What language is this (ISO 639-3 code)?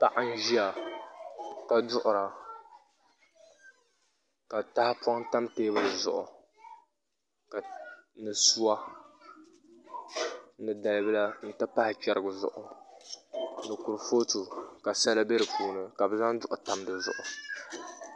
dag